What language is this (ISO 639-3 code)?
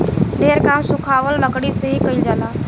bho